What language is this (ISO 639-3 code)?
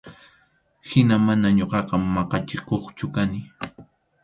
qxu